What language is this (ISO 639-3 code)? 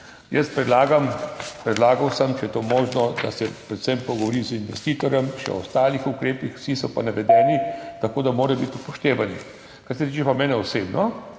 slv